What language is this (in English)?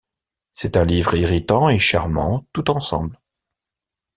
French